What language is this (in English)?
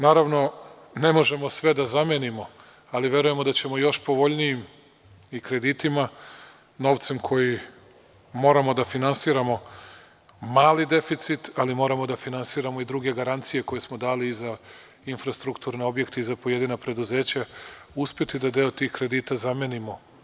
Serbian